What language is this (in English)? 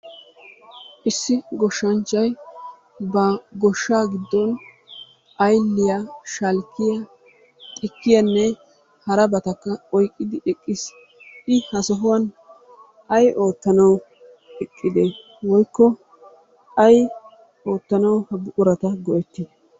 Wolaytta